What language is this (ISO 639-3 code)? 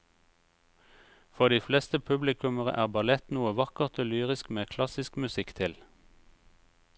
nor